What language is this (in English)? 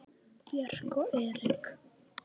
Icelandic